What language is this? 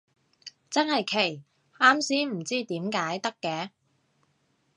Cantonese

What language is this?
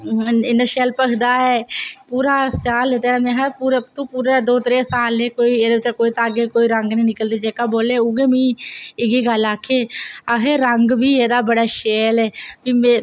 Dogri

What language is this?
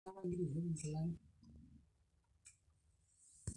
Masai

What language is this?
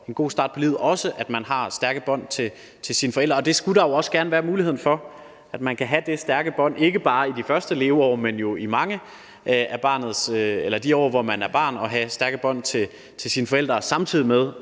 Danish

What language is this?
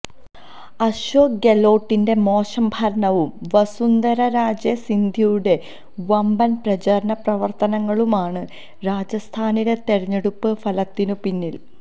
Malayalam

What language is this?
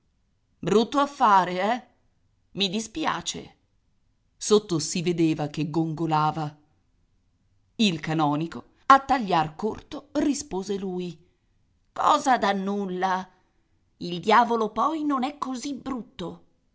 Italian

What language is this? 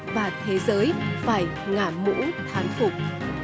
Vietnamese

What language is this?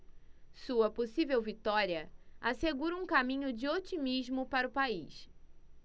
Portuguese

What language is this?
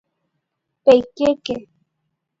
Guarani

